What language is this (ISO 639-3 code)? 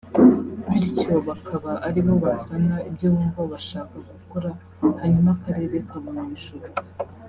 kin